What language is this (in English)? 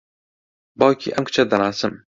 Central Kurdish